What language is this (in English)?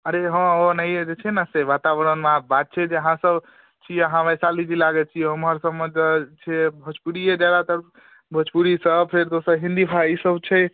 Maithili